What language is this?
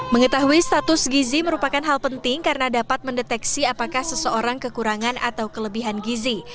Indonesian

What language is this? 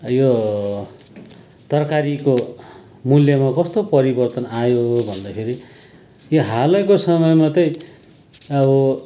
Nepali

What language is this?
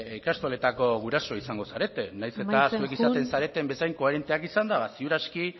Basque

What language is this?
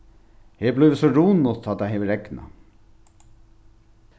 Faroese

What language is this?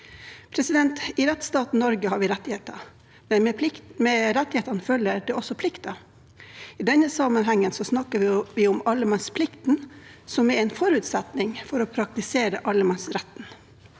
Norwegian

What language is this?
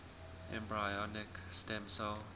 English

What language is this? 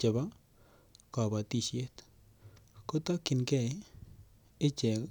Kalenjin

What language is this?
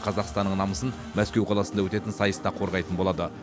Kazakh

